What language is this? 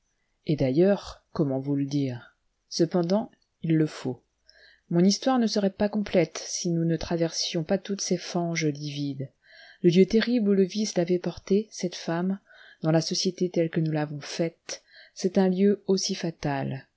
French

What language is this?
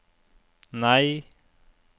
Norwegian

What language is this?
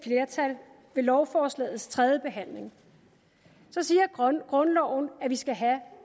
Danish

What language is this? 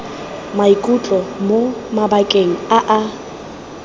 Tswana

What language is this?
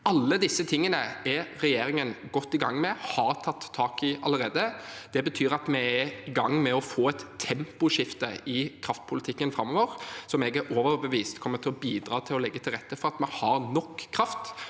Norwegian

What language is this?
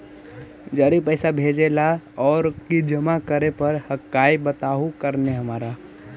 Magahi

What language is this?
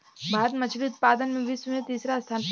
Bhojpuri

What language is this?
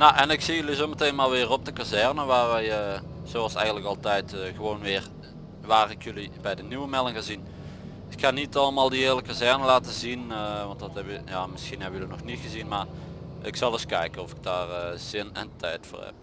Dutch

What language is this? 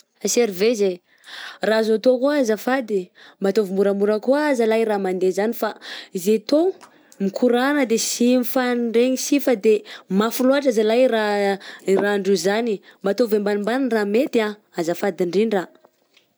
Southern Betsimisaraka Malagasy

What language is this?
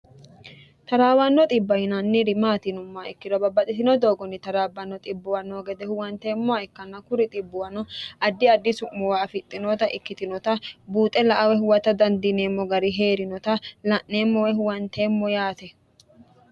Sidamo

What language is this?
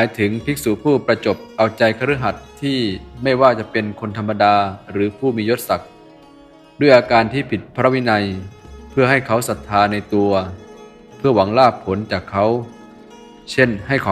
Thai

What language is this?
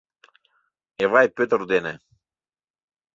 Mari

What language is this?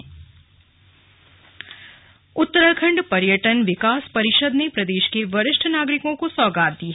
Hindi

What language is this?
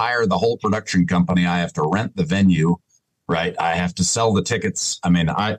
English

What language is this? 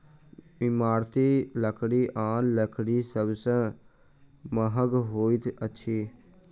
Maithili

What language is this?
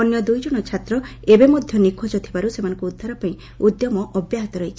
Odia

